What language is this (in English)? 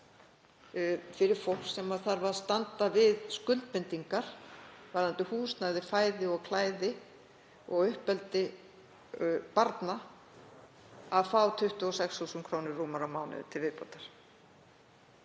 Icelandic